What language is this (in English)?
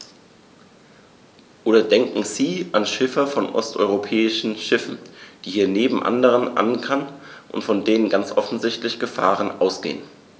German